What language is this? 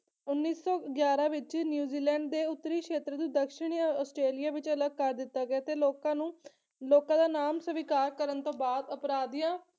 Punjabi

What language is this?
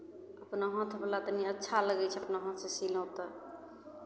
Maithili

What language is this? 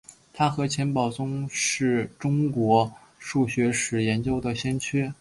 Chinese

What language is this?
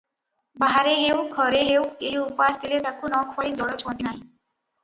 Odia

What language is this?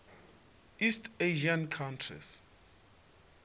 Venda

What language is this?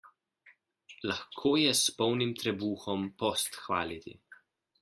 Slovenian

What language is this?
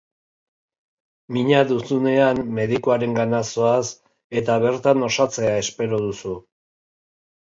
Basque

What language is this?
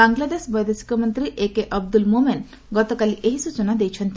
Odia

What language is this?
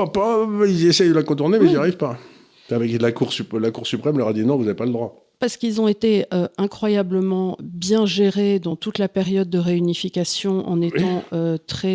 French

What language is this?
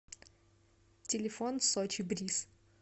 Russian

